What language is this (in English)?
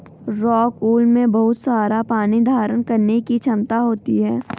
Hindi